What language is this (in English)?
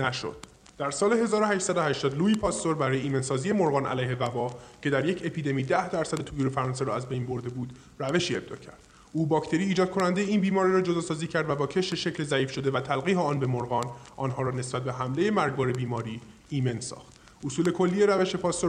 Persian